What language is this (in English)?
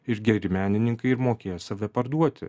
Lithuanian